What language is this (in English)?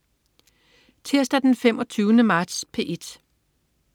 Danish